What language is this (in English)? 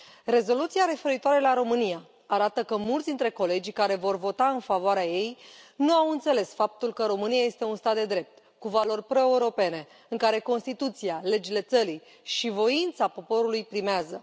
Romanian